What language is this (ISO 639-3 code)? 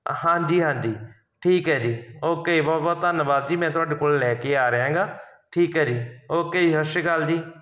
pan